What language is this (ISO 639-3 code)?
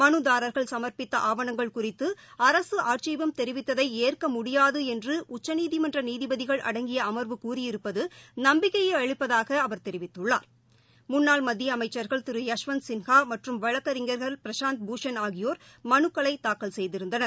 tam